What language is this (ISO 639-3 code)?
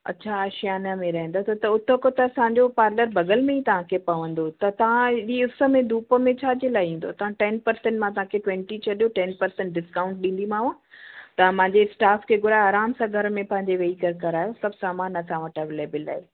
snd